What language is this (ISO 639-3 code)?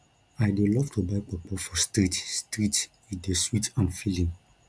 pcm